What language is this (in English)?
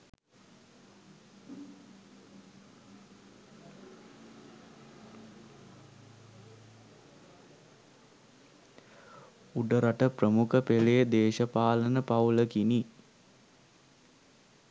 Sinhala